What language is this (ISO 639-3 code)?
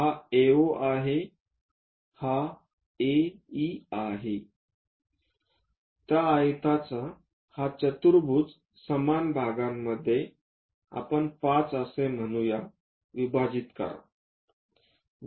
mar